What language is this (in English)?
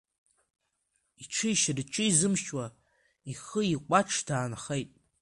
Abkhazian